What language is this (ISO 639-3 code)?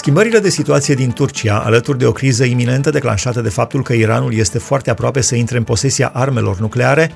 ron